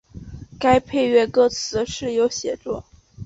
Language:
Chinese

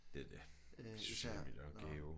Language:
Danish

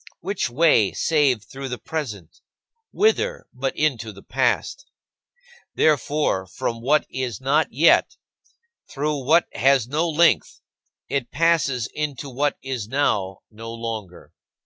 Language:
English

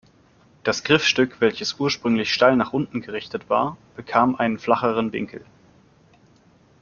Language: German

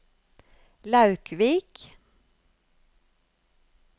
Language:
Norwegian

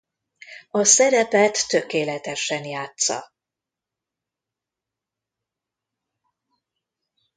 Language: Hungarian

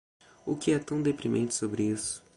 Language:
Portuguese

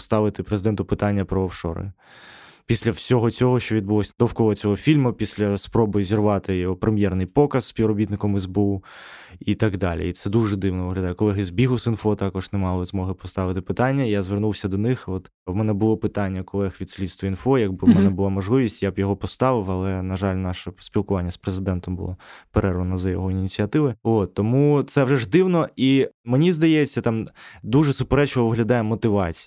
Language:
Ukrainian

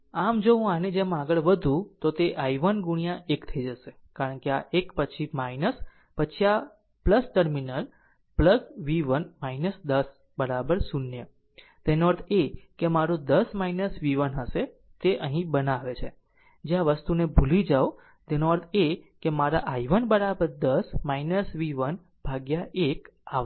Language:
Gujarati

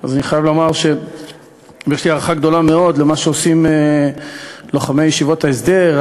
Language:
Hebrew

